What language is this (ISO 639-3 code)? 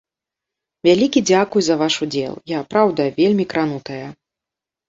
bel